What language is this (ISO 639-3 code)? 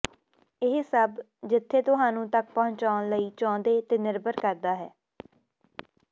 pan